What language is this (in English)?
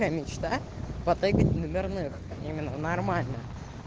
Russian